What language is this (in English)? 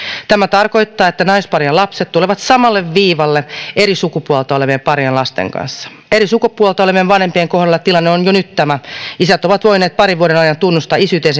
Finnish